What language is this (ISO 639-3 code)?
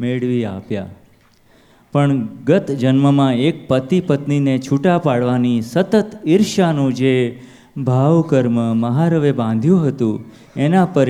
guj